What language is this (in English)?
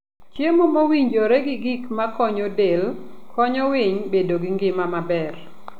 Luo (Kenya and Tanzania)